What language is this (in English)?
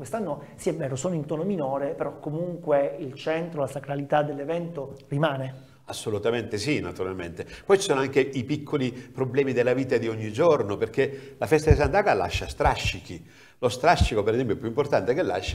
Italian